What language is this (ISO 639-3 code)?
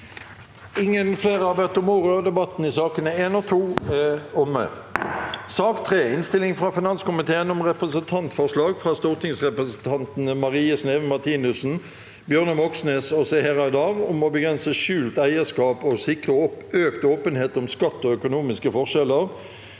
nor